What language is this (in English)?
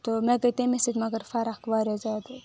Kashmiri